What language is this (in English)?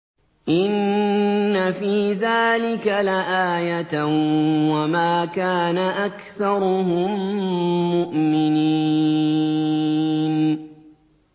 Arabic